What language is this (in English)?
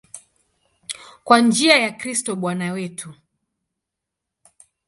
Swahili